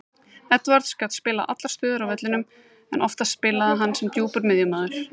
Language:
Icelandic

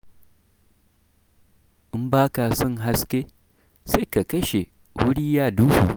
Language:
Hausa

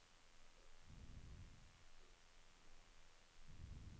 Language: Norwegian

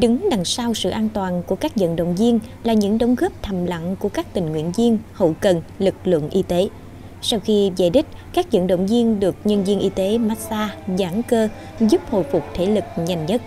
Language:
Vietnamese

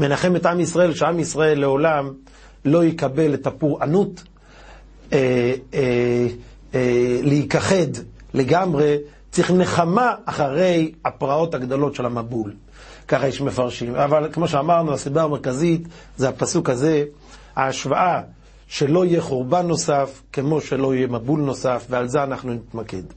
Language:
Hebrew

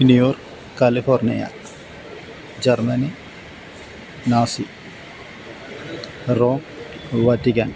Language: Malayalam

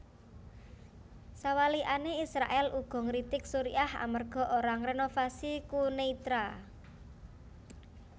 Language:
Javanese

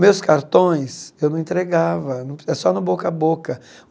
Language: Portuguese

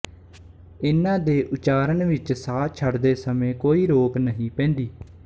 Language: Punjabi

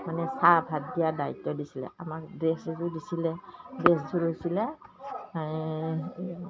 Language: Assamese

